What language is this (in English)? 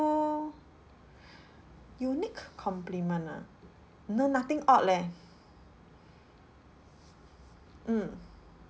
English